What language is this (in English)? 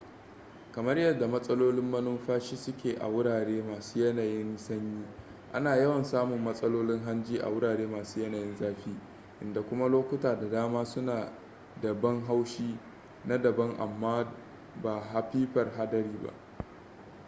Hausa